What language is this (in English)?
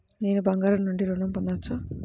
Telugu